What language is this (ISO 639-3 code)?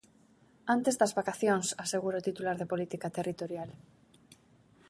glg